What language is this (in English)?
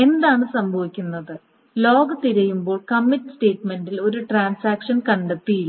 Malayalam